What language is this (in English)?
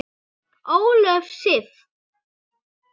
Icelandic